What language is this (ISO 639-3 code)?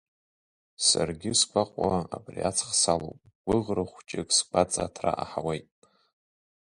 abk